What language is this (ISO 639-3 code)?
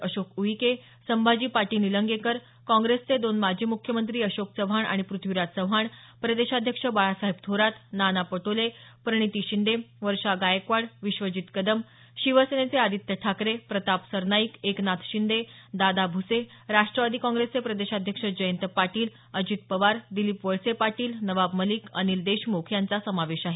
mar